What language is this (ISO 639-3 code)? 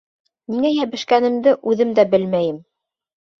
bak